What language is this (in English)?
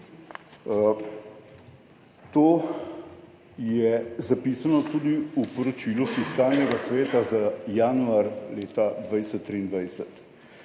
Slovenian